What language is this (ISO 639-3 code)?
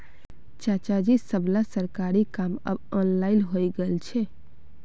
mag